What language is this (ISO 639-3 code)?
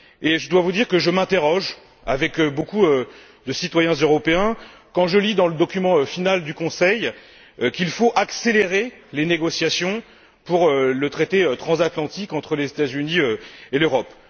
fra